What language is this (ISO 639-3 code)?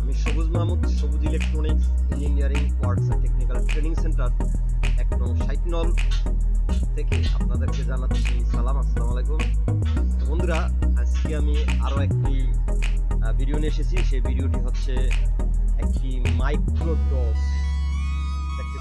ben